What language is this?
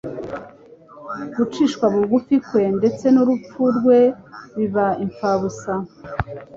Kinyarwanda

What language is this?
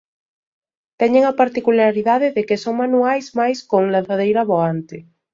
Galician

